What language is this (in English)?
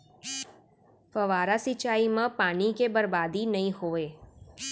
Chhattisgarhi